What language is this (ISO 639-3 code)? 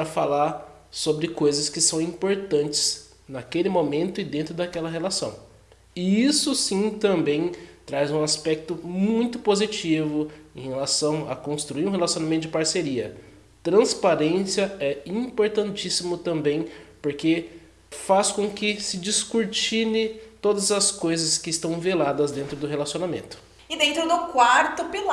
por